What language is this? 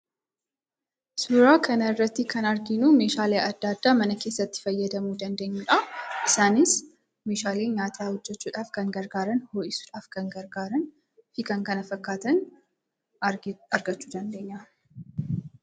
Oromo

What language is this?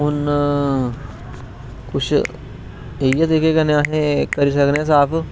Dogri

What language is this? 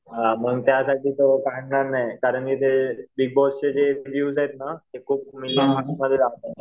Marathi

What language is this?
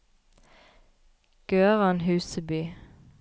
Norwegian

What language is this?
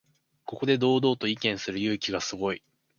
Japanese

